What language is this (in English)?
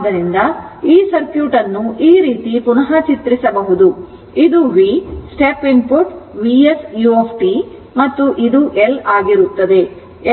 Kannada